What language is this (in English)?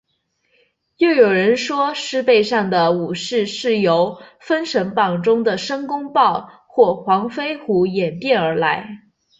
Chinese